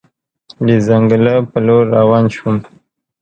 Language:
Pashto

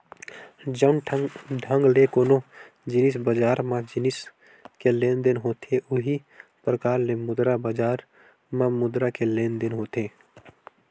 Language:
Chhattisgarhi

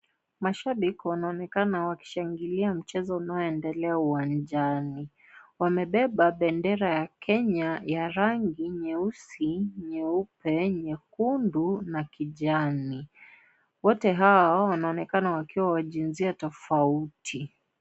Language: Swahili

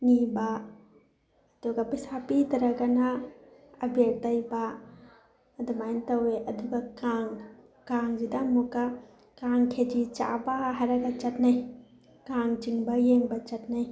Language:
Manipuri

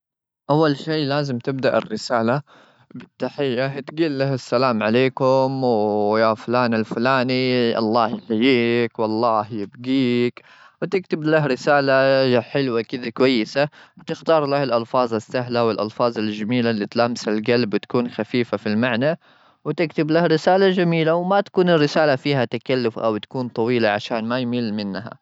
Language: Gulf Arabic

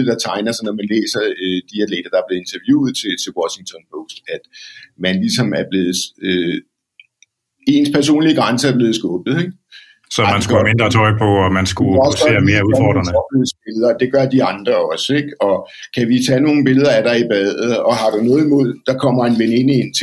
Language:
Danish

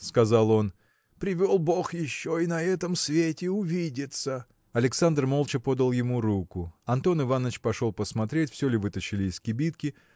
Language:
Russian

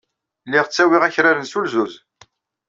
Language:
Kabyle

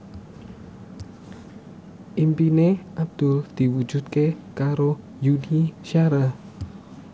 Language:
Javanese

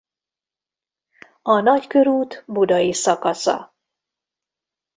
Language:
Hungarian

